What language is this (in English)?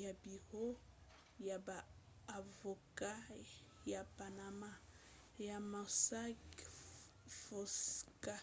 Lingala